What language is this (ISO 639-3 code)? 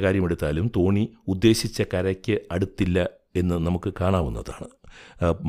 mal